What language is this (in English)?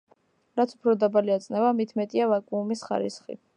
Georgian